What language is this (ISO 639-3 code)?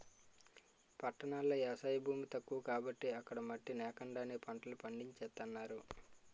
tel